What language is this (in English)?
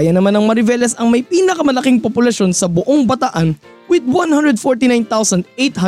Filipino